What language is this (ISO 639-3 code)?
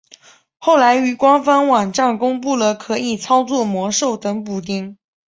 zho